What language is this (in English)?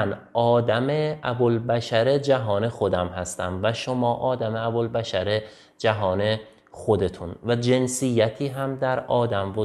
Persian